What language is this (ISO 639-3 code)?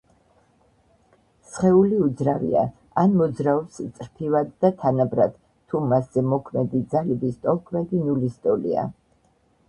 kat